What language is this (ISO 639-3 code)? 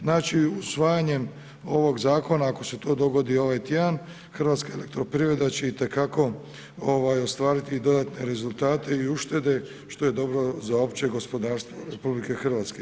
hrv